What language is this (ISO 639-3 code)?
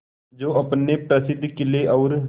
hin